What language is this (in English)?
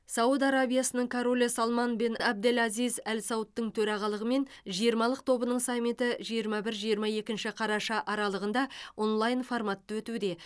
Kazakh